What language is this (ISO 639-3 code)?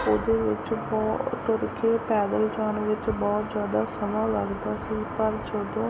pan